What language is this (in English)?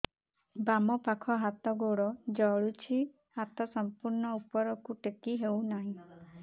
Odia